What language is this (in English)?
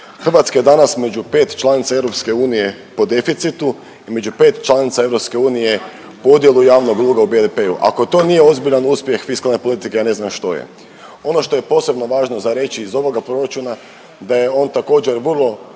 Croatian